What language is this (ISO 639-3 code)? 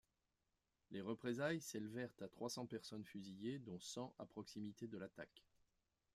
fra